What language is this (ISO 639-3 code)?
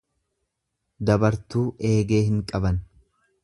orm